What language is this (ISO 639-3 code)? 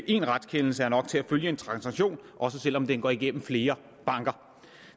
dan